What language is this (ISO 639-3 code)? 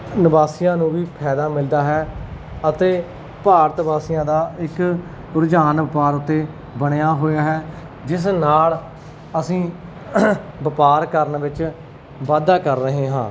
pan